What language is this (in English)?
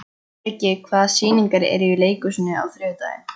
Icelandic